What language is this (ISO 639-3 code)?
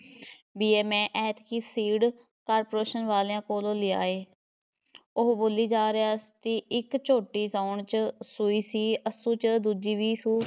pan